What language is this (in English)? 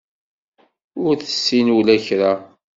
Kabyle